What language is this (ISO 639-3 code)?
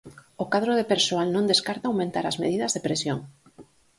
glg